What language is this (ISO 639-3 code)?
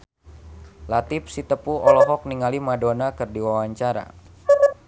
sun